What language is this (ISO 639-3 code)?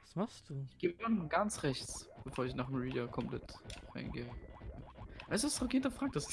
deu